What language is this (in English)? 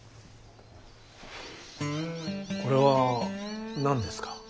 Japanese